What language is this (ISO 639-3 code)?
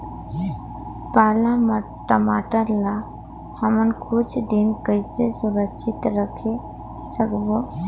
hne